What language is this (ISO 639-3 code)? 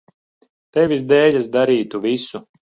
lav